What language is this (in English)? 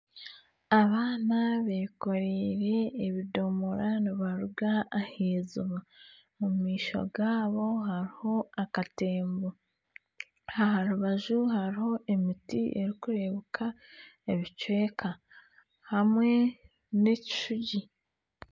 Nyankole